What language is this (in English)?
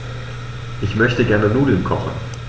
German